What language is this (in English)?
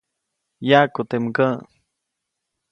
Copainalá Zoque